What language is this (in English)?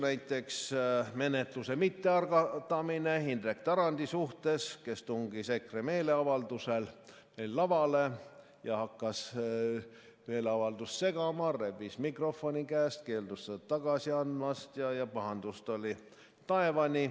Estonian